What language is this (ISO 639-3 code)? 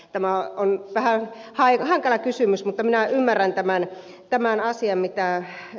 fin